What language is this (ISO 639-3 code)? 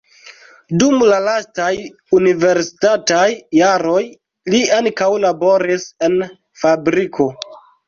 epo